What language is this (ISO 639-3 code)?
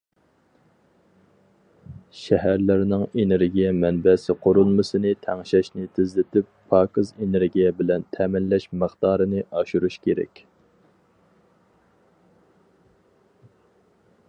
uig